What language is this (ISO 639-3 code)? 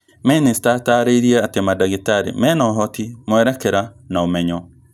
kik